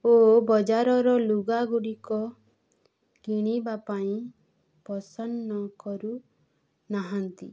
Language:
Odia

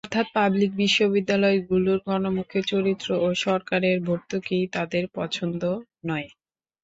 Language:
Bangla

